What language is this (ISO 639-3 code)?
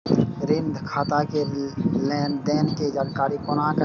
mai